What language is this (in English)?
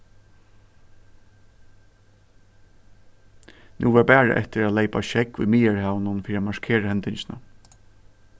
Faroese